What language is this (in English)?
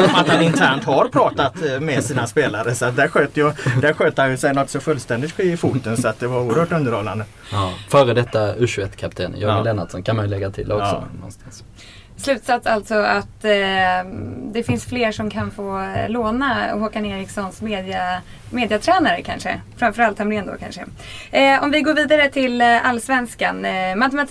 Swedish